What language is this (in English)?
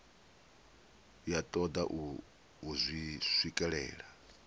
Venda